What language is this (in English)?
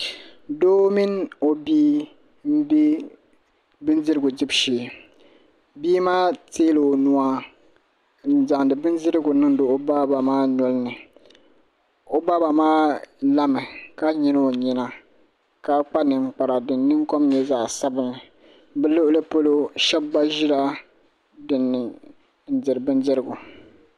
Dagbani